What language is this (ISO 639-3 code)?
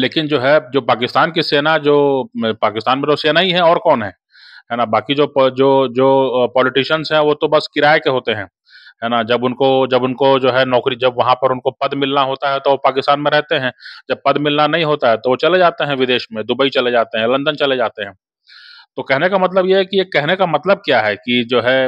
hin